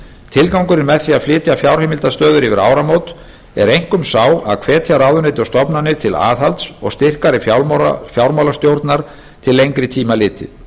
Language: Icelandic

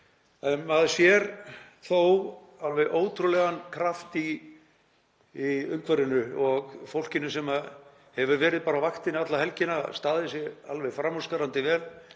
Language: Icelandic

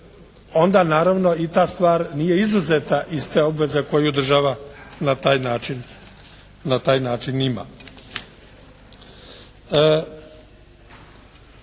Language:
Croatian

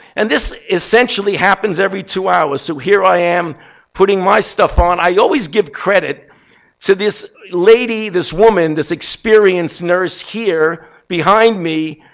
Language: English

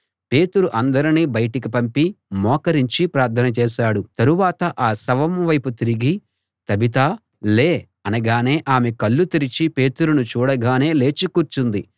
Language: Telugu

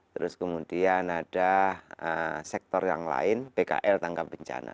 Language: Indonesian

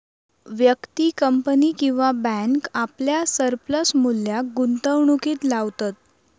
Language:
Marathi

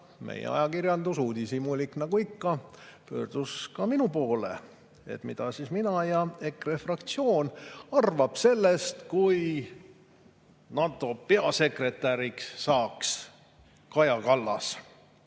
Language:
Estonian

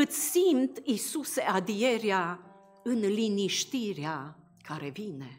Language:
Romanian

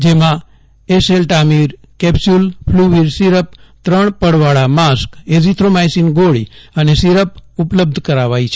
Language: Gujarati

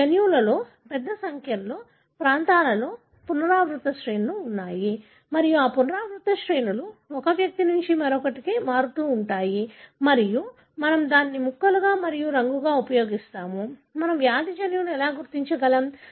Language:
Telugu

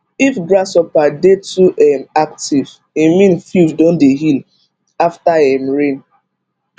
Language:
Nigerian Pidgin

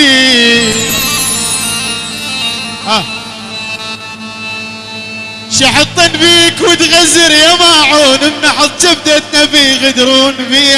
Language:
Arabic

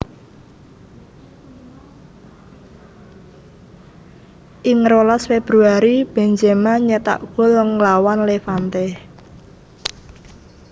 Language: Javanese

